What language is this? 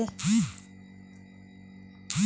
Hindi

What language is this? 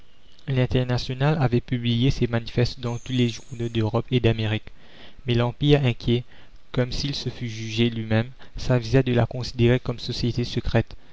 French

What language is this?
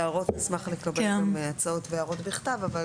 Hebrew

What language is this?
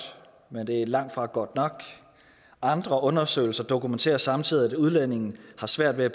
Danish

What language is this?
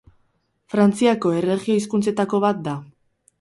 Basque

